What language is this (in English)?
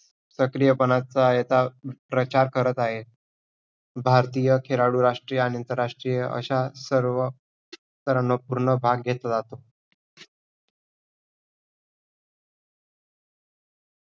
Marathi